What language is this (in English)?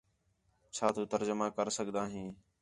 Khetrani